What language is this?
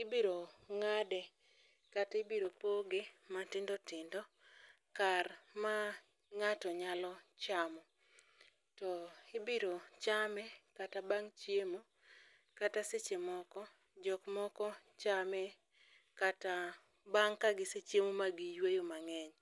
Luo (Kenya and Tanzania)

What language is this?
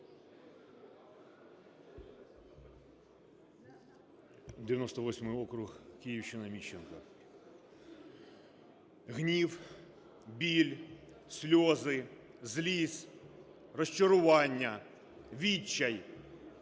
Ukrainian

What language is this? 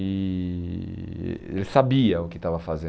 Portuguese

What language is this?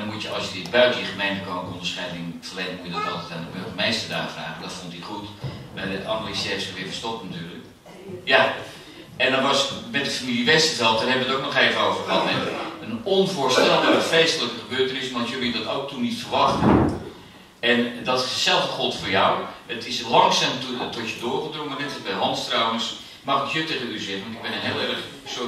Dutch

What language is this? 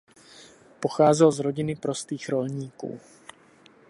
Czech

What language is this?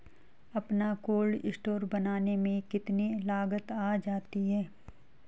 Hindi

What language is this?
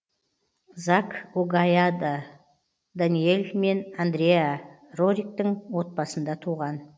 Kazakh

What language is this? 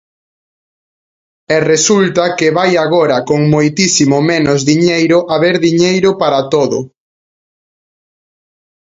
Galician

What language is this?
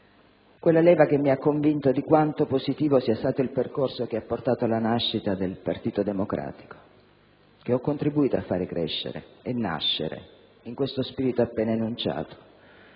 Italian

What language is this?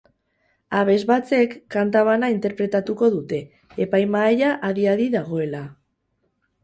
Basque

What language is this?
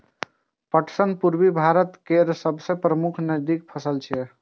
Maithili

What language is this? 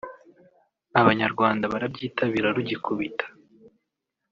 Kinyarwanda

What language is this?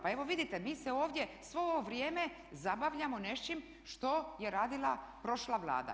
Croatian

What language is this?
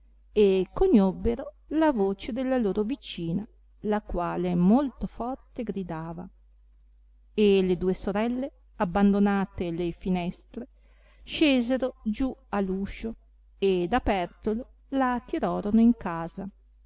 Italian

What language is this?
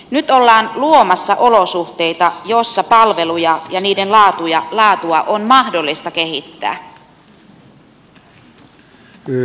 Finnish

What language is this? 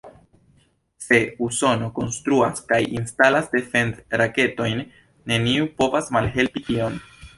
Esperanto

